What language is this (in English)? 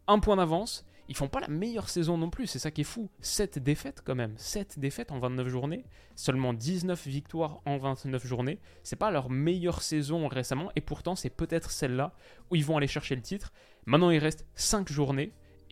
French